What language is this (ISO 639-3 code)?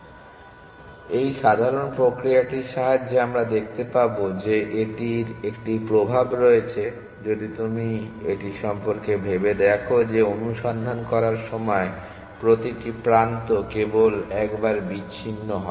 ben